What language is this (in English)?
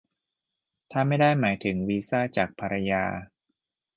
Thai